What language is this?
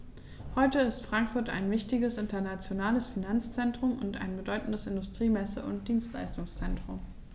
German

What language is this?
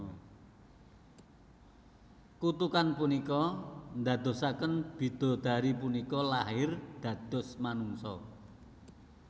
Javanese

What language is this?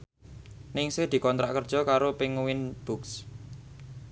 Javanese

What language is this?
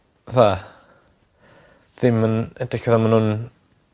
Welsh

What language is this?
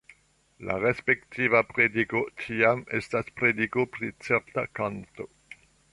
Esperanto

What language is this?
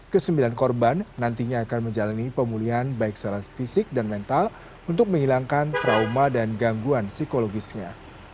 Indonesian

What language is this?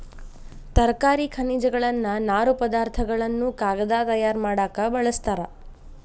Kannada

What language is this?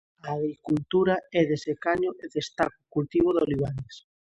Galician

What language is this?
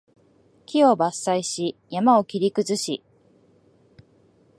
Japanese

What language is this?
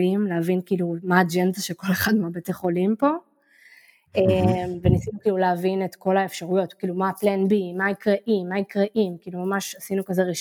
Hebrew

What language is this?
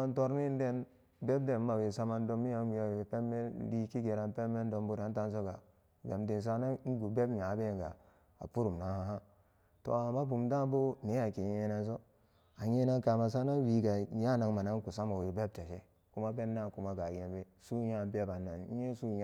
Samba Daka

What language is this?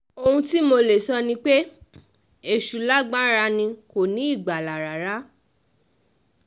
Yoruba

